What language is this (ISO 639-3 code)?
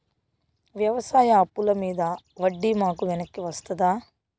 tel